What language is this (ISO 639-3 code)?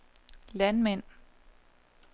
dan